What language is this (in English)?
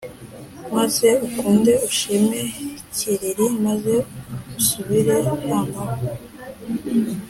Kinyarwanda